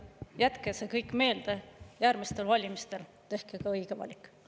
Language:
Estonian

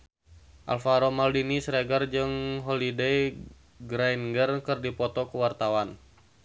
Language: Sundanese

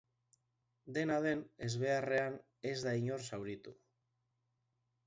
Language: Basque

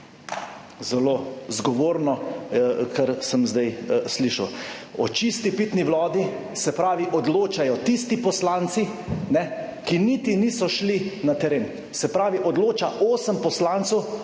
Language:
Slovenian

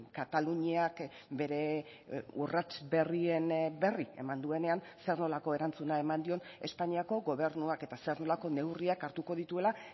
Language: Basque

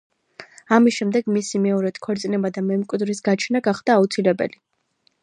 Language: Georgian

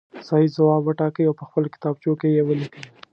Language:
Pashto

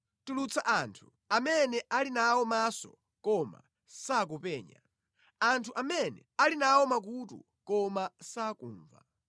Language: Nyanja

